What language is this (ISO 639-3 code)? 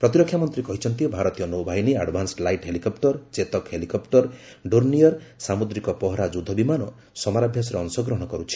ori